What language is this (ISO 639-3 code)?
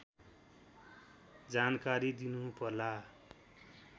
nep